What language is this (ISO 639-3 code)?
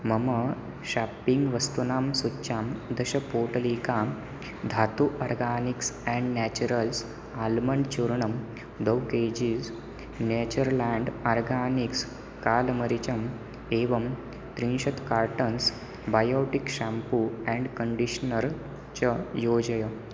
san